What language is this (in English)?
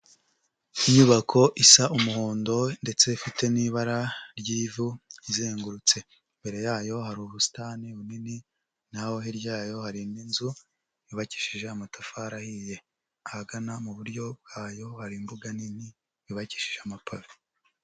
Kinyarwanda